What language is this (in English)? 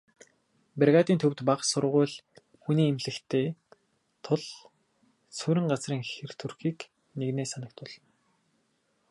Mongolian